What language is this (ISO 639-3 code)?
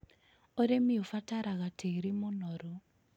kik